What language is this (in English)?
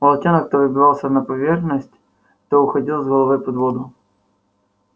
Russian